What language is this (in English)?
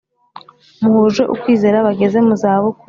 Kinyarwanda